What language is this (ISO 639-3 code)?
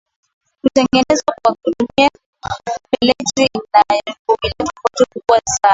swa